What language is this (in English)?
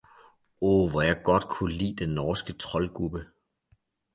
Danish